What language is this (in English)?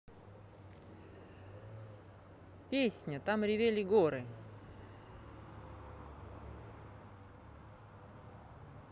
Russian